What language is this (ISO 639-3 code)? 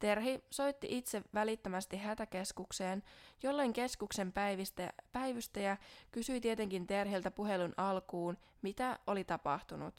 fin